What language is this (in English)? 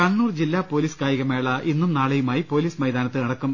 Malayalam